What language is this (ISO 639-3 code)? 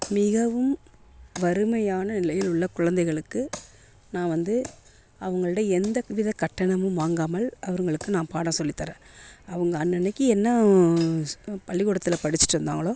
tam